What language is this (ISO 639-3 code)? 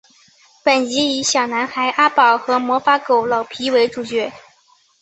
zho